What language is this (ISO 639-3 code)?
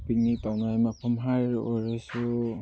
mni